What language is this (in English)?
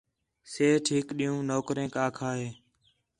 Khetrani